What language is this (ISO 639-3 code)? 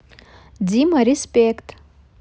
rus